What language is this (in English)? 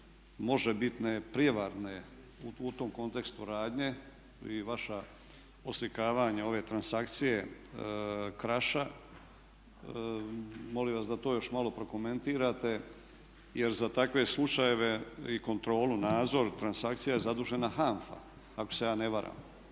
Croatian